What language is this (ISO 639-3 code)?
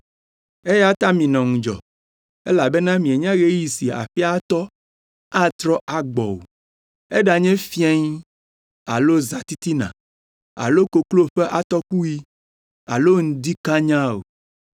ewe